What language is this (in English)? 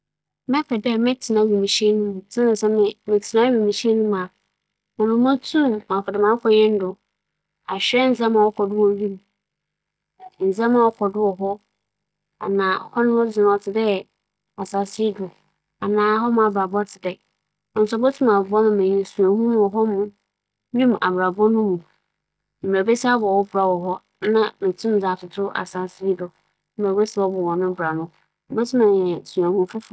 Akan